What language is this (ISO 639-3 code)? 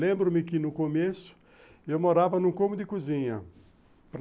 por